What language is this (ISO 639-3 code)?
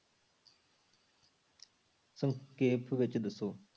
pan